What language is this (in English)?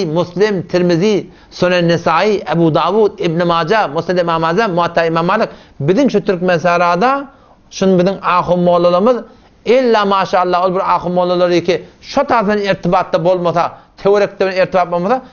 Arabic